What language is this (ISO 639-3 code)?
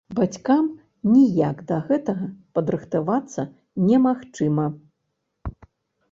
bel